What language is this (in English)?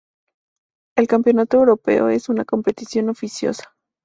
Spanish